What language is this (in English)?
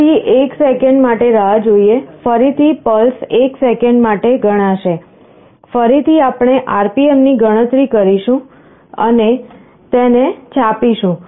Gujarati